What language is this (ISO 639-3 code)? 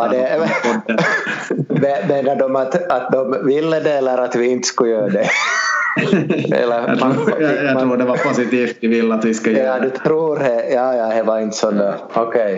swe